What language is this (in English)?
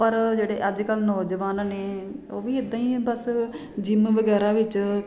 Punjabi